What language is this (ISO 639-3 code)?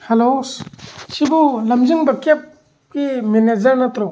mni